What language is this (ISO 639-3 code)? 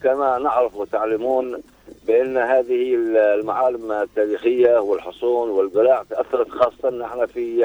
ara